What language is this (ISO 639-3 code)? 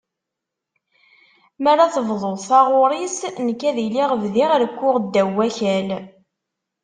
kab